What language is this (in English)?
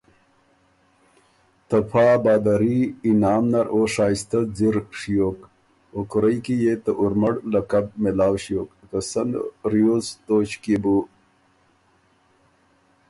Ormuri